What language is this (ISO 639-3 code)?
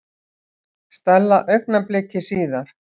isl